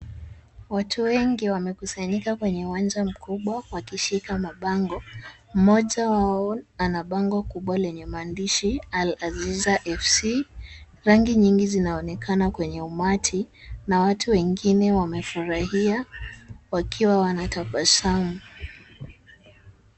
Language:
Swahili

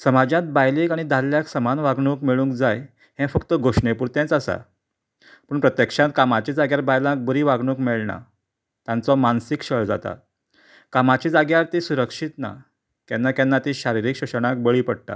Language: Konkani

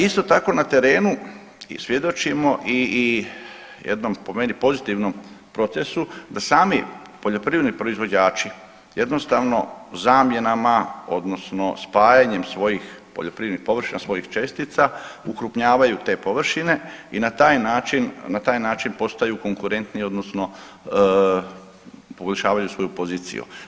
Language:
Croatian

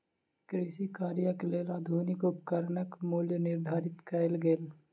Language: Maithili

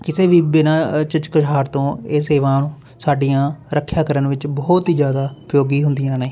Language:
Punjabi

